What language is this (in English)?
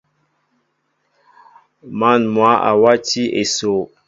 Mbo (Cameroon)